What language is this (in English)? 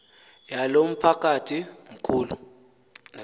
Xhosa